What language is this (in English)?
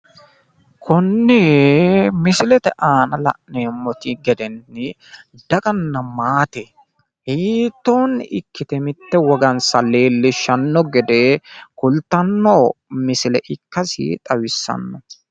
Sidamo